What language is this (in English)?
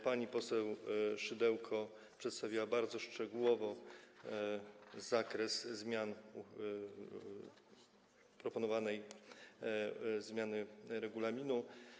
Polish